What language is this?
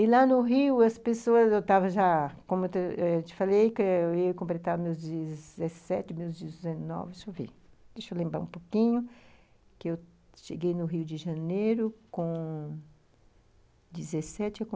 Portuguese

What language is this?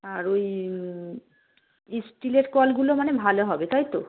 Bangla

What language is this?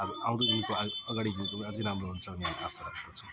Nepali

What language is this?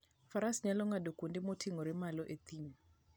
Luo (Kenya and Tanzania)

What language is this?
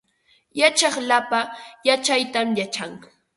Ambo-Pasco Quechua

